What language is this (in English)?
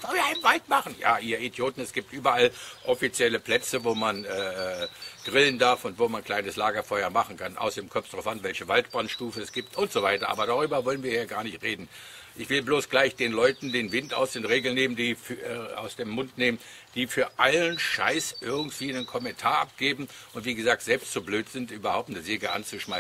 German